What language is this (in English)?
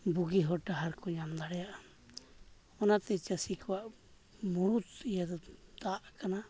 Santali